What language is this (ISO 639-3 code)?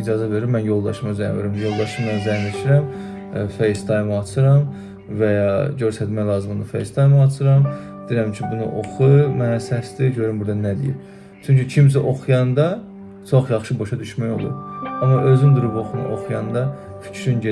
tur